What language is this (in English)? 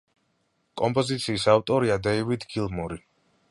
Georgian